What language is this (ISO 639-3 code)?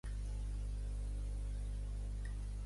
cat